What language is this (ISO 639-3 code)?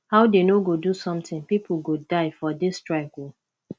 pcm